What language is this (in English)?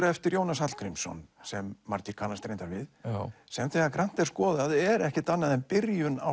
Icelandic